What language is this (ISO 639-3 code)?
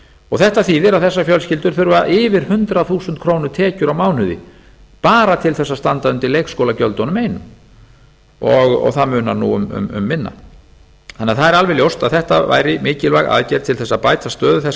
isl